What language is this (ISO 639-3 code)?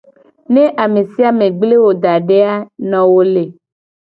gej